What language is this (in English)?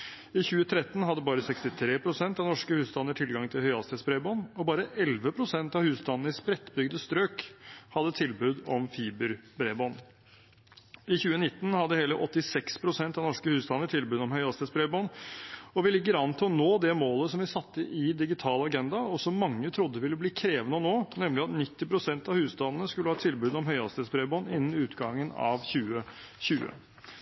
Norwegian Bokmål